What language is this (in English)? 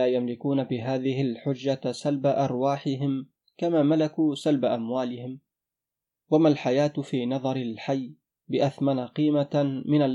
Arabic